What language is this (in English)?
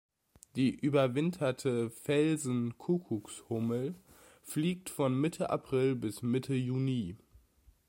German